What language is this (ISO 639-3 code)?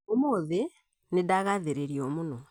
kik